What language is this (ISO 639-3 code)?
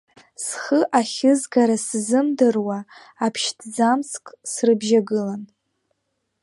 abk